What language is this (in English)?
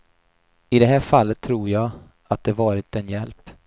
Swedish